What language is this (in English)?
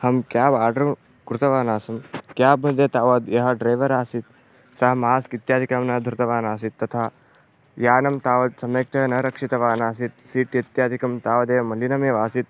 Sanskrit